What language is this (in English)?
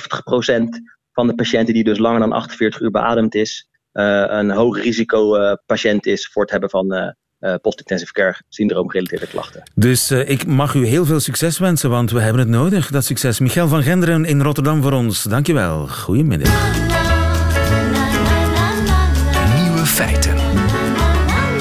Dutch